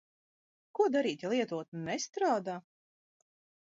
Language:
Latvian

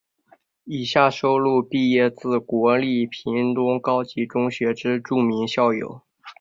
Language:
Chinese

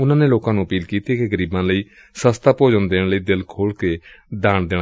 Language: Punjabi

